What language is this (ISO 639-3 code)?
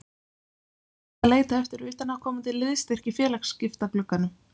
isl